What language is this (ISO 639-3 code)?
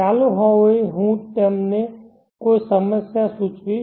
guj